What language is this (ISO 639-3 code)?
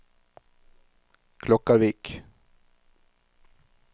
nor